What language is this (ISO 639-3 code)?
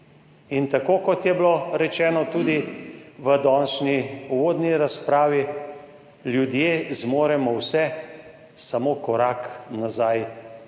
slv